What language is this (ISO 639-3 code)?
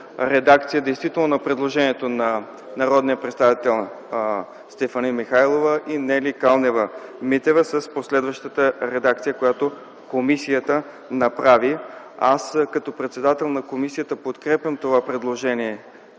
bul